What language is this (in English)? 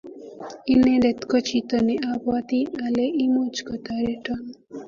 Kalenjin